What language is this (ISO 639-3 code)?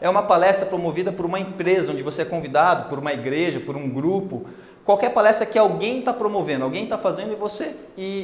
por